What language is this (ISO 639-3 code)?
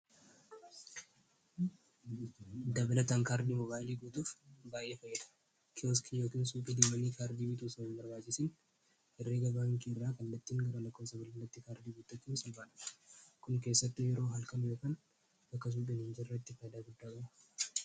orm